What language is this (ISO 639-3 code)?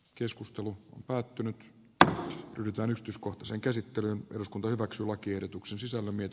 fin